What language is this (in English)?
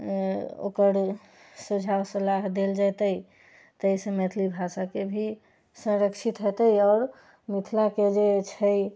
Maithili